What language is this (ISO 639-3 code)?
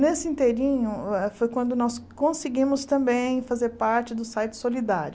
por